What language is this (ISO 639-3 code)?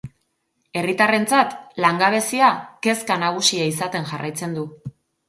eus